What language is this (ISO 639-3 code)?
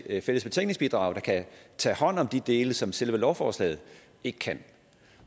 dan